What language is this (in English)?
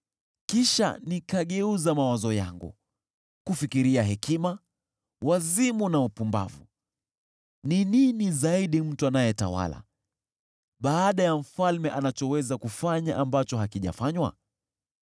Swahili